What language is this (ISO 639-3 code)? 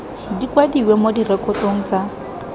tsn